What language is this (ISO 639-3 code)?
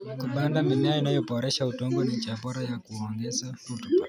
kln